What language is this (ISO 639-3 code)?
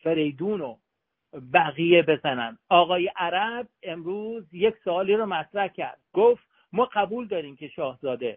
fas